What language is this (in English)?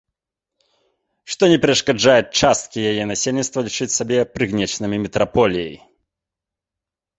Belarusian